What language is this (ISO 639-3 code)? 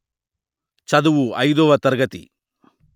tel